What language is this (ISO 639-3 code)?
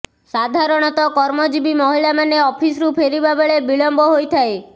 ori